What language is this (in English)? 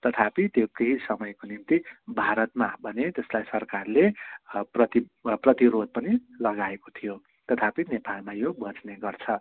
Nepali